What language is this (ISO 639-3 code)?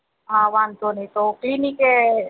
guj